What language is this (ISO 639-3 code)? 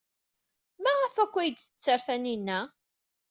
kab